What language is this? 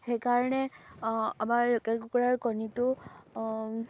Assamese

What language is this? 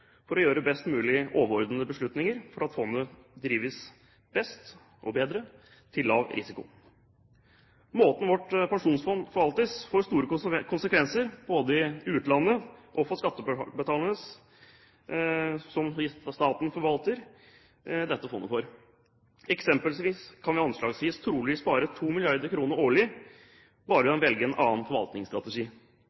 Norwegian Bokmål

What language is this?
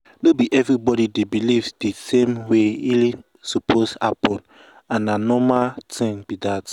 Nigerian Pidgin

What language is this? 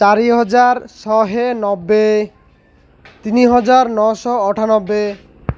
Odia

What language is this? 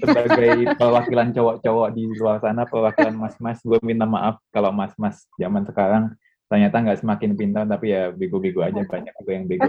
Indonesian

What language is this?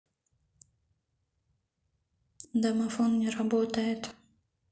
Russian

